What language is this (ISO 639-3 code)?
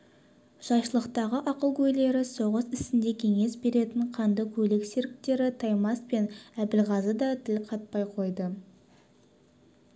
kaz